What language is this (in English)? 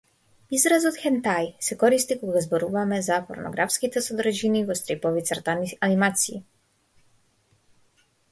Macedonian